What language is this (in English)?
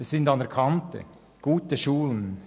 Swiss German